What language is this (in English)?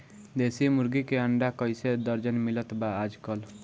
Bhojpuri